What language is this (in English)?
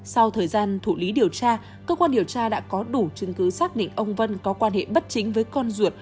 Vietnamese